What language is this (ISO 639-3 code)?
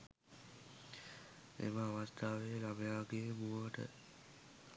sin